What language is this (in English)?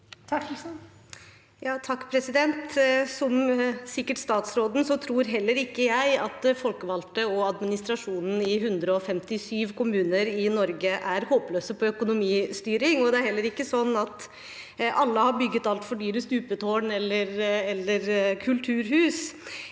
Norwegian